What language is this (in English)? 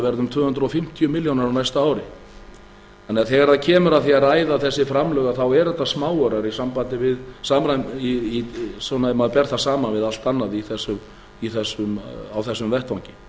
Icelandic